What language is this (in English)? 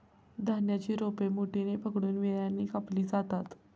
Marathi